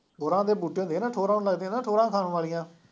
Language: Punjabi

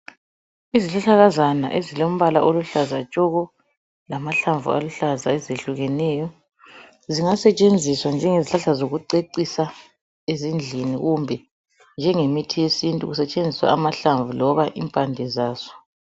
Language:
North Ndebele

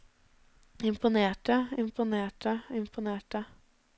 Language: Norwegian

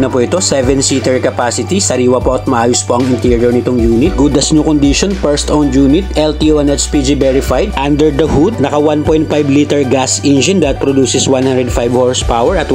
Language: Filipino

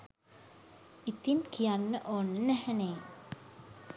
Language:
Sinhala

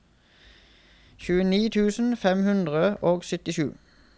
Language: Norwegian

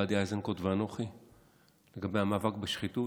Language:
Hebrew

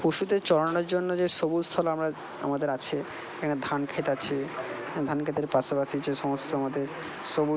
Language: Bangla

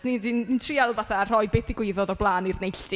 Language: Welsh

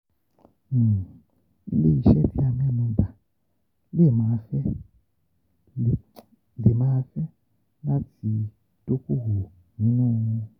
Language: Yoruba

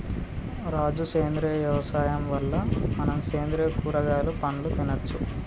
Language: Telugu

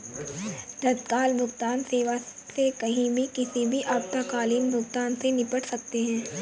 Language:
Hindi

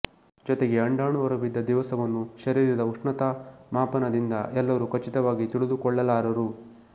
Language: Kannada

